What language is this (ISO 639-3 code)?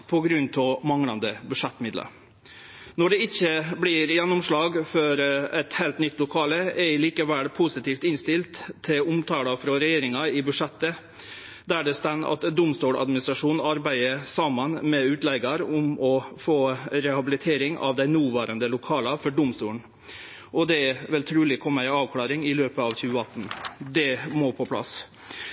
nno